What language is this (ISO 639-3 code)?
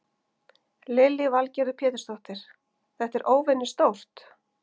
isl